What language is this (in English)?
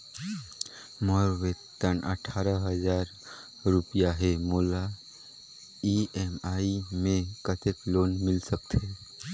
Chhattisgarhi